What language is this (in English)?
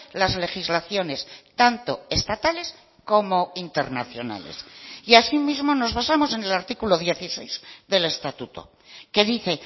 Spanish